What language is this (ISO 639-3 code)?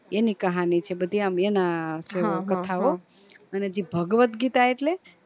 guj